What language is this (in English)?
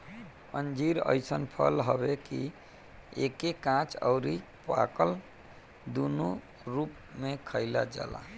Bhojpuri